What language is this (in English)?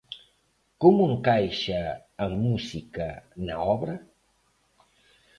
Galician